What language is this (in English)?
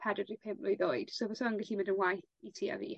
Welsh